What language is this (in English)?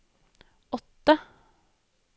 Norwegian